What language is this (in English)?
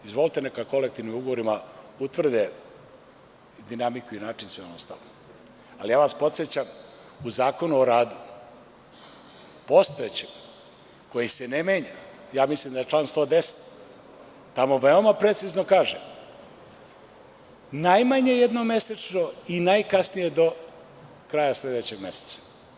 Serbian